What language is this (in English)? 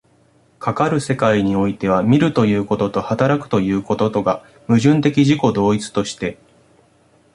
Japanese